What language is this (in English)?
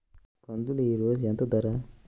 Telugu